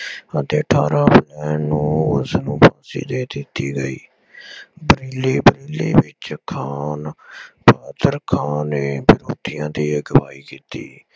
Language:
Punjabi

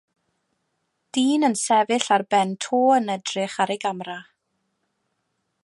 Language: Welsh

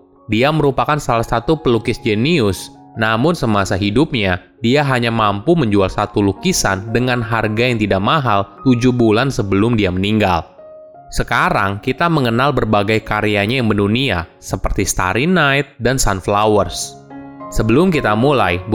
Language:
Indonesian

